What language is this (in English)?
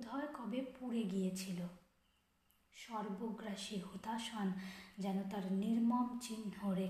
Bangla